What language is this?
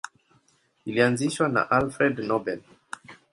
Swahili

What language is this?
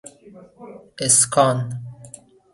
Persian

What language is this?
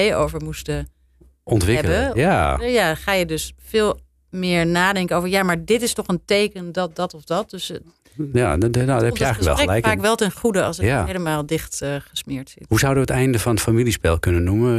Dutch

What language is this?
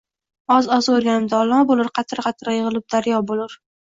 Uzbek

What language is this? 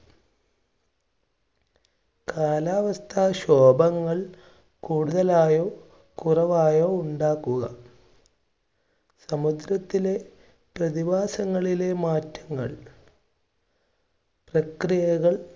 Malayalam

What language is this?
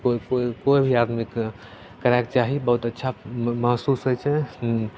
Maithili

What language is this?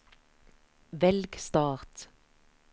Norwegian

